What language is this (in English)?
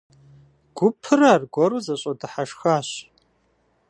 Kabardian